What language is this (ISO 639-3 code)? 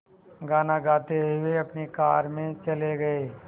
hin